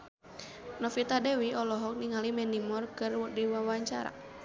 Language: Sundanese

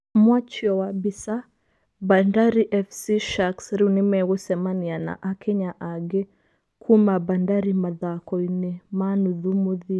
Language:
Kikuyu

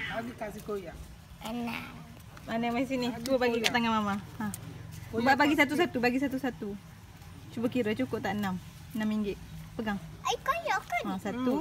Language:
Malay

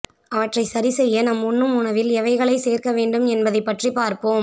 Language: Tamil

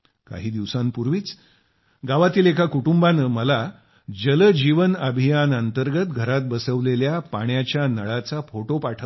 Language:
Marathi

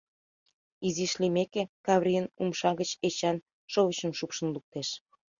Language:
Mari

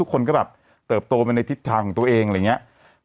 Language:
Thai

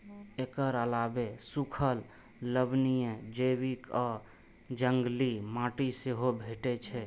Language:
Maithili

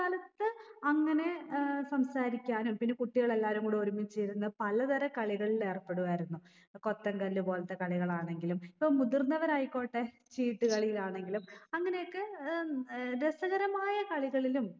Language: Malayalam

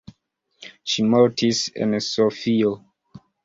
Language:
Esperanto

